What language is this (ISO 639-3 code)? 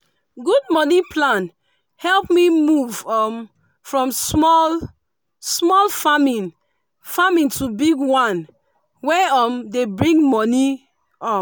pcm